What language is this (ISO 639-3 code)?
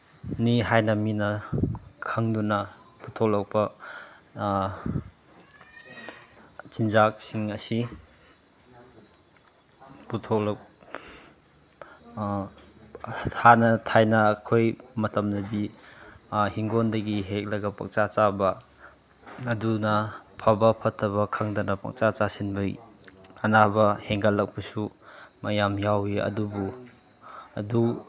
mni